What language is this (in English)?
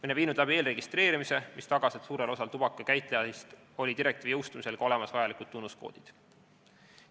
Estonian